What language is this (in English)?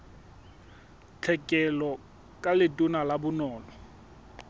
Southern Sotho